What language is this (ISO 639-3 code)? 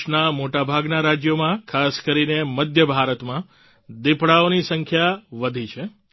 guj